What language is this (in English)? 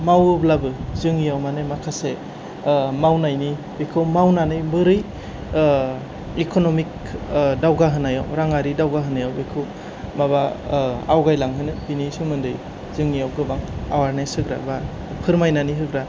Bodo